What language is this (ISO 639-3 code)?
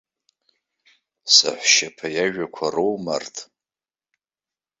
abk